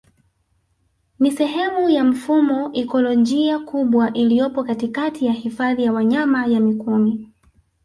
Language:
Swahili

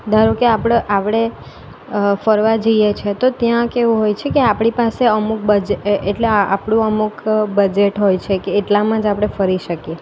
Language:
Gujarati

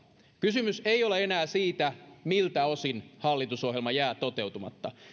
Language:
Finnish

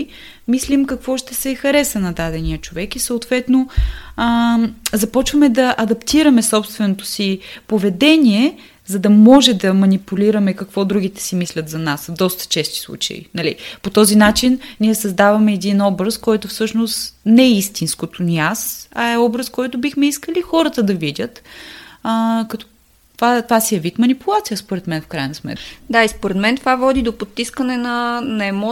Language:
Bulgarian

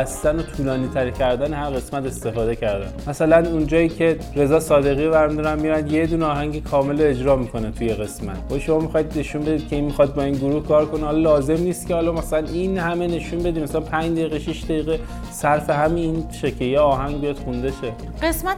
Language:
Persian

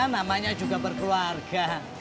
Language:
Indonesian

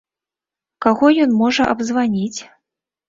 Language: Belarusian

